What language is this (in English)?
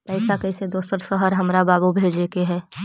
Magahi